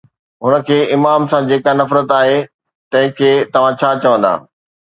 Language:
Sindhi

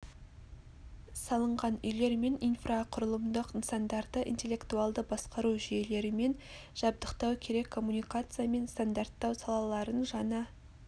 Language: Kazakh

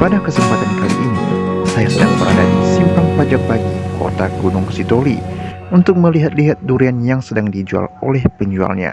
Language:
Indonesian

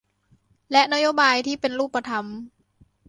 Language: Thai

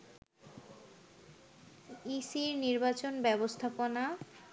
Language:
Bangla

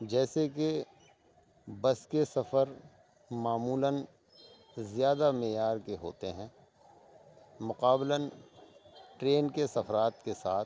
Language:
Urdu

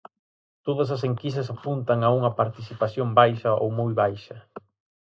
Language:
Galician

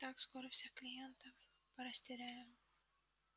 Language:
Russian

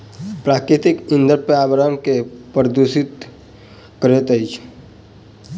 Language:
Maithili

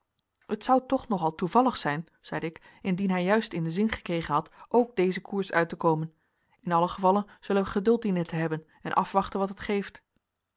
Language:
Dutch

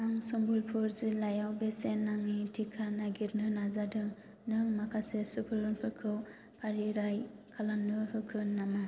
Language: Bodo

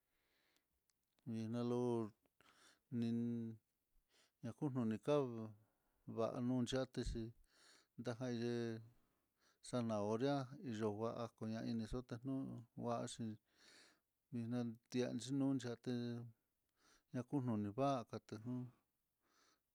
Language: Mitlatongo Mixtec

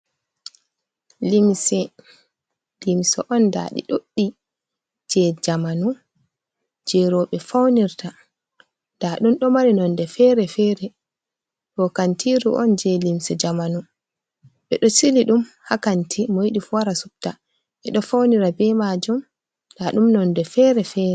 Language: Fula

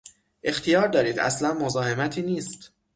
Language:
Persian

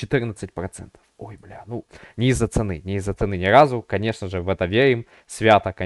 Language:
Russian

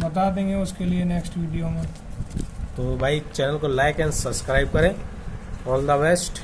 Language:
Hindi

